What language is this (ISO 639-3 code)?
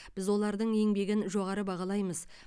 kaz